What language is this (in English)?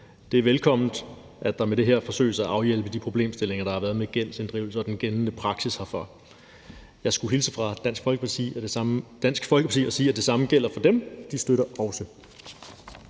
Danish